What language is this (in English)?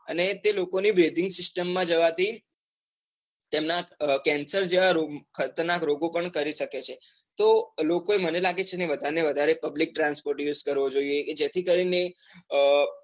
Gujarati